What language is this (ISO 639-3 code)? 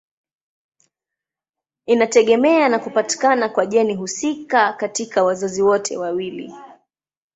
swa